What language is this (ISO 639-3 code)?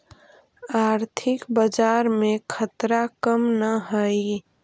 mag